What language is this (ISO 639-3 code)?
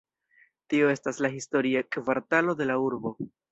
epo